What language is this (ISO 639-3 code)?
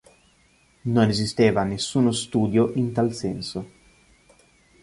ita